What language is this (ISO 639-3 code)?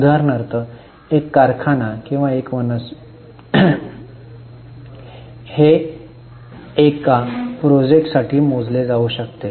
mar